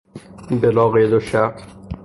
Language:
Persian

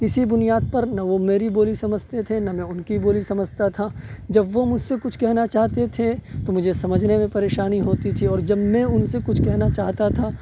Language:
Urdu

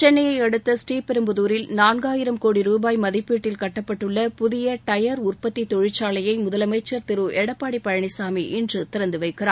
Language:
Tamil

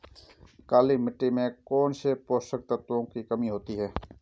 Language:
Hindi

